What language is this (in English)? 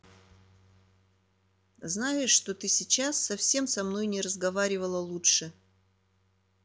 Russian